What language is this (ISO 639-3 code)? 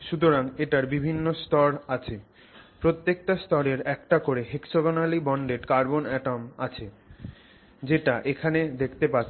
ben